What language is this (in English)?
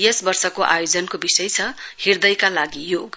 Nepali